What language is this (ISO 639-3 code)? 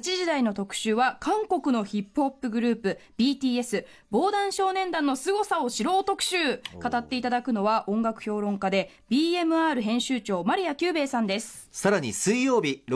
jpn